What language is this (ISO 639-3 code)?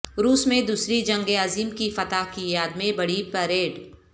urd